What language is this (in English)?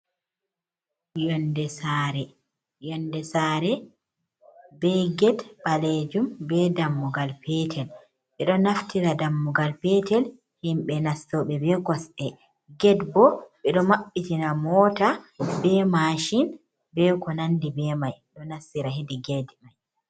Fula